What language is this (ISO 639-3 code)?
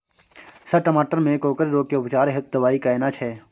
mai